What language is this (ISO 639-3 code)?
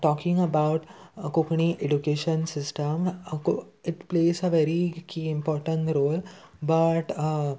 kok